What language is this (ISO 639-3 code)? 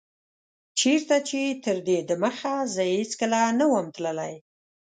pus